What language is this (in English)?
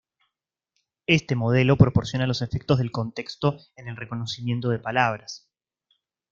Spanish